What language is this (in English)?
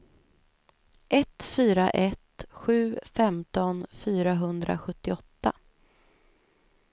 Swedish